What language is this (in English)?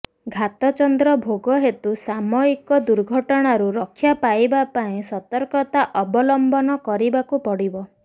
Odia